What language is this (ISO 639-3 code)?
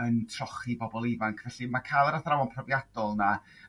cym